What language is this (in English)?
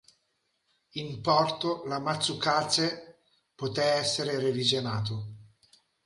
Italian